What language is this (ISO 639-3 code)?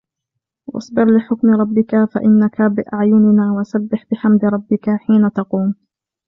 ara